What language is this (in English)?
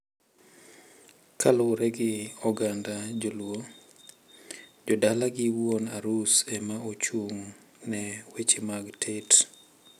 Luo (Kenya and Tanzania)